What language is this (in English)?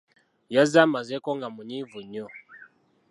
Ganda